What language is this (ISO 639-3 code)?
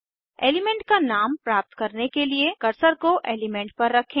hin